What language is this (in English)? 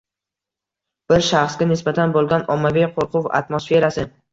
Uzbek